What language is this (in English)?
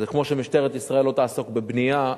Hebrew